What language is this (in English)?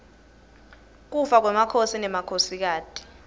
Swati